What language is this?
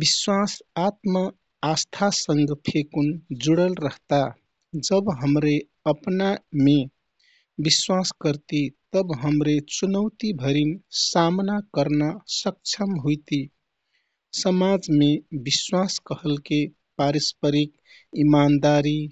Kathoriya Tharu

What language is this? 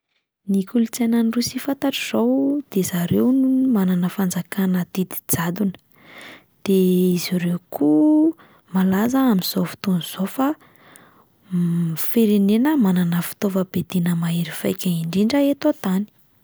Malagasy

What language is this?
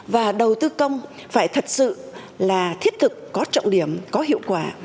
Vietnamese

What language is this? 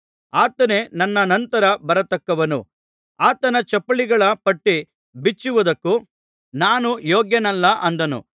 Kannada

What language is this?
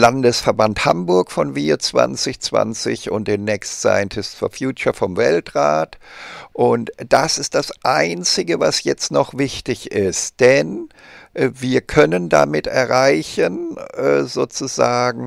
German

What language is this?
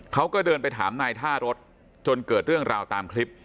Thai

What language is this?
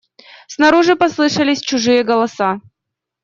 Russian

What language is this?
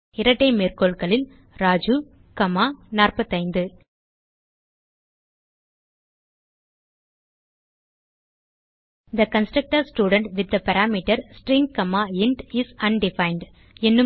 Tamil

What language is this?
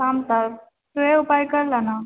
Maithili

